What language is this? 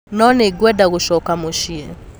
Kikuyu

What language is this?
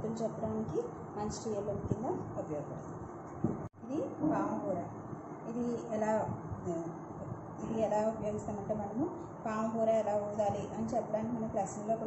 Indonesian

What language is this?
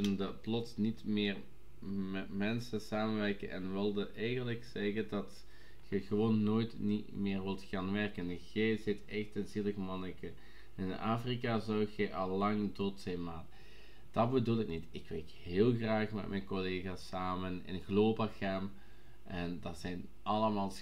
Dutch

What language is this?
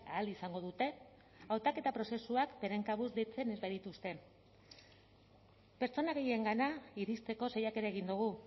Basque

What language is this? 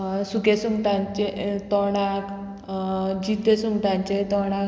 Konkani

